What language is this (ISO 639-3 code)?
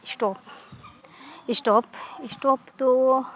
sat